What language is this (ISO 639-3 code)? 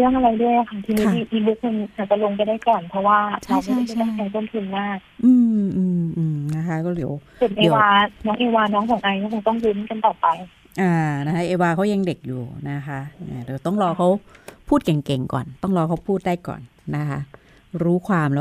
tha